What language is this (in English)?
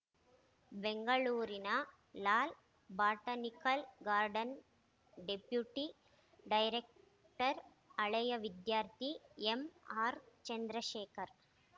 Kannada